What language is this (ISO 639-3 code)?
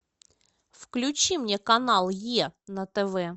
rus